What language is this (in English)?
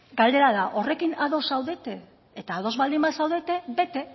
Basque